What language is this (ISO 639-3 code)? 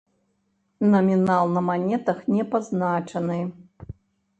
bel